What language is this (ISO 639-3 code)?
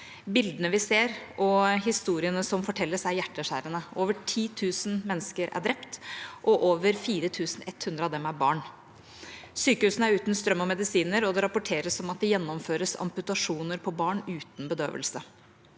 nor